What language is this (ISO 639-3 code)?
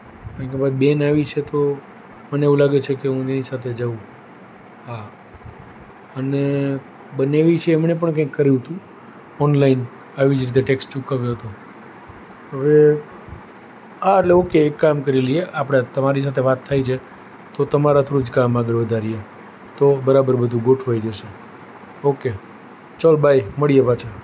guj